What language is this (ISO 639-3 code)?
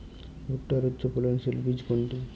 ben